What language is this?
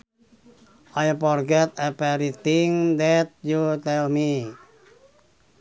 Sundanese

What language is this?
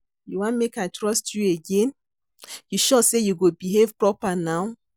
Nigerian Pidgin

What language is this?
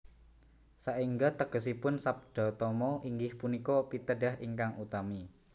Javanese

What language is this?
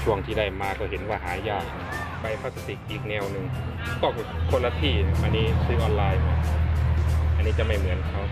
Thai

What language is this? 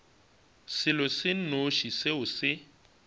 Northern Sotho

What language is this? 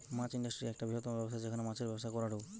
Bangla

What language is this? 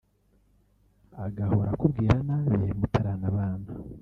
Kinyarwanda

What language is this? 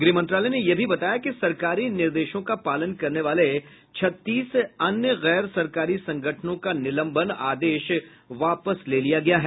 Hindi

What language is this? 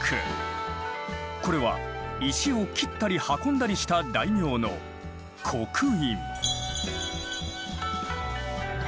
Japanese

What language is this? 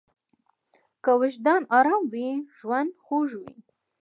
Pashto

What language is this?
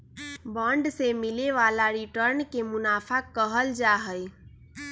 Magahi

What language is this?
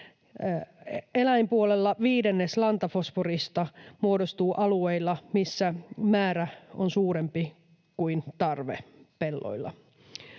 Finnish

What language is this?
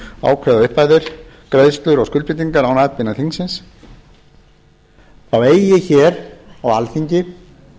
Icelandic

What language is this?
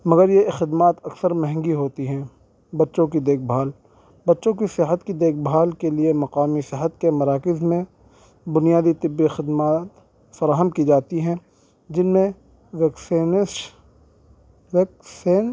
Urdu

